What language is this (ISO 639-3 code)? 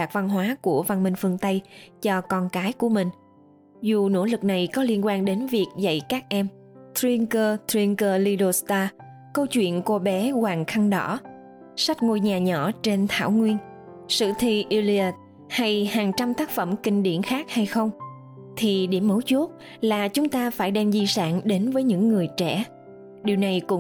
vie